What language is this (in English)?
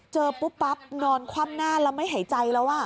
Thai